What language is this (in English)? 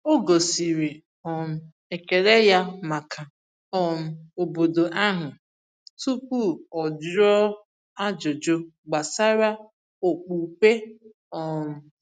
Igbo